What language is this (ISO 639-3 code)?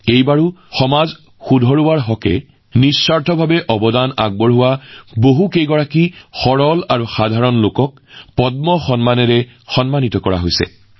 asm